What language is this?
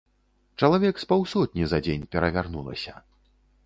Belarusian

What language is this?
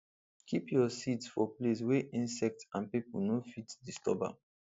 Nigerian Pidgin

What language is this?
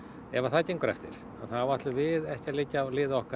Icelandic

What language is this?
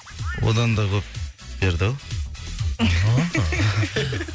Kazakh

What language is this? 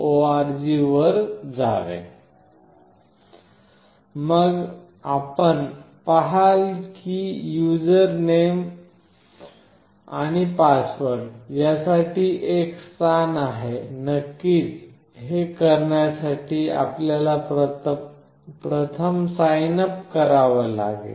Marathi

